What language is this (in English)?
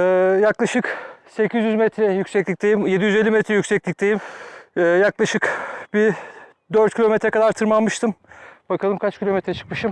Turkish